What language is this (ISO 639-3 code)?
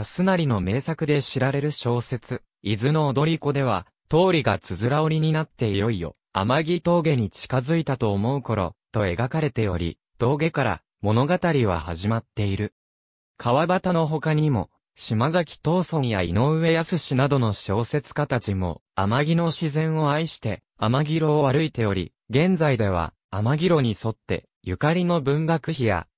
jpn